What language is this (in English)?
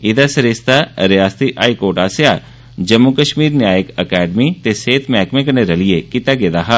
Dogri